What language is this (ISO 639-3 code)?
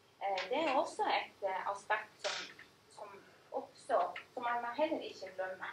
nor